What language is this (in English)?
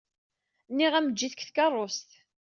Kabyle